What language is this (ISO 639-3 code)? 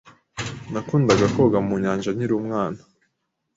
kin